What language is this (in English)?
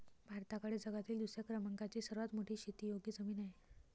Marathi